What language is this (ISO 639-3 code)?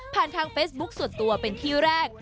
tha